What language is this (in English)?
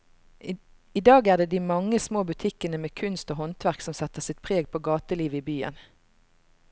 Norwegian